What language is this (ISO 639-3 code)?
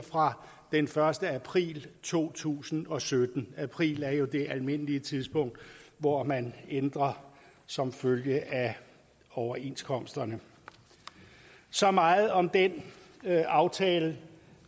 dan